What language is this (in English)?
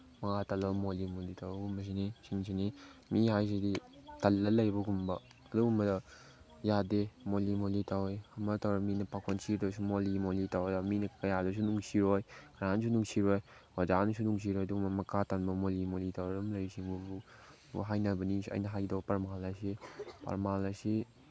Manipuri